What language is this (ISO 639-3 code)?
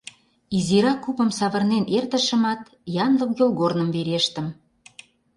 chm